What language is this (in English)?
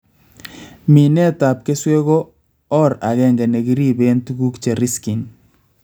Kalenjin